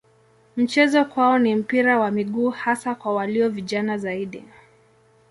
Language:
Swahili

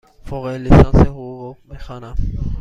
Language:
Persian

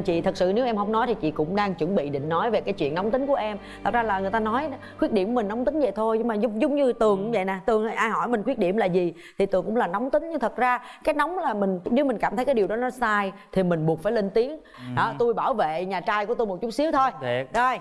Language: Vietnamese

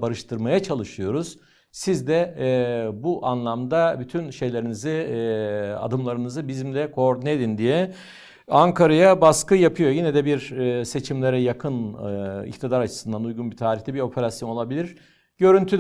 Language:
Turkish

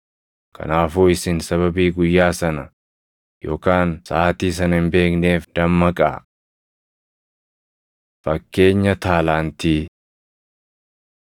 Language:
Oromo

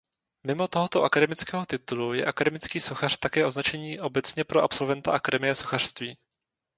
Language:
Czech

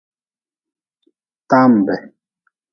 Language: Nawdm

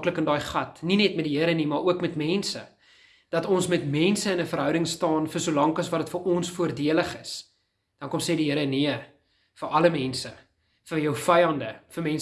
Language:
Dutch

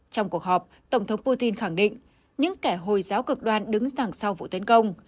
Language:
Vietnamese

